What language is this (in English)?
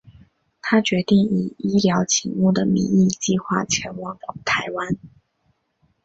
Chinese